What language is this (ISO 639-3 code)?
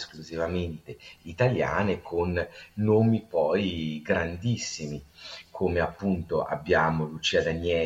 ita